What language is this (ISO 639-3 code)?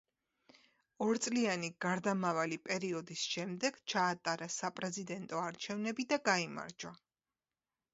kat